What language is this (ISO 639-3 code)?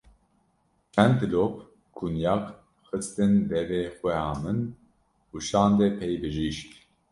kur